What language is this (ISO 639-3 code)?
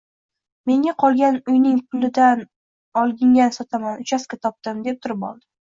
uzb